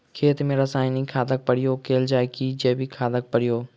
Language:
Maithili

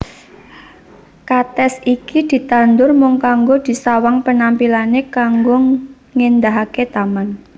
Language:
Javanese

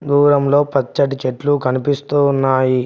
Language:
Telugu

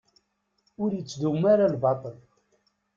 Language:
Kabyle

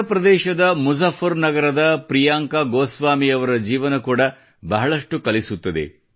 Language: Kannada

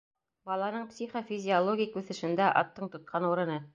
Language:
Bashkir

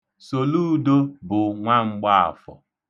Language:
Igbo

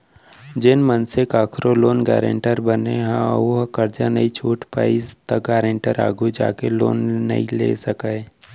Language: Chhattisgarhi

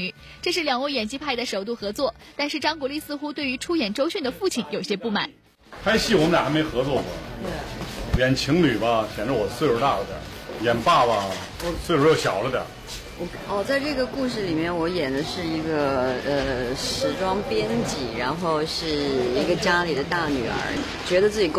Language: Chinese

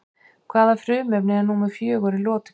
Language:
Icelandic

